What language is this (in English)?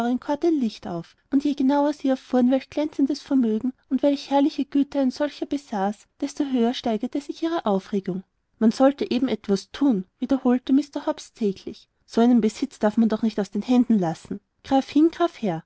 German